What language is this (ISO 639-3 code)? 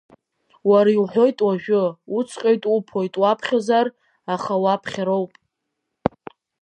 abk